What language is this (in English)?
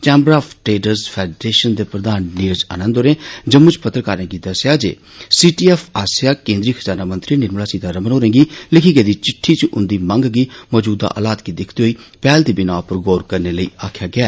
Dogri